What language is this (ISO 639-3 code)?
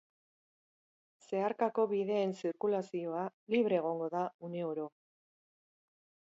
eus